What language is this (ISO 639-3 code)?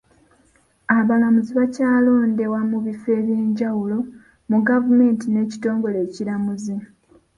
lug